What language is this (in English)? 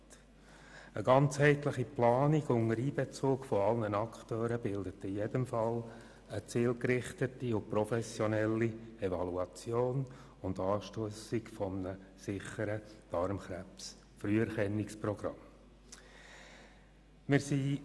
Swiss German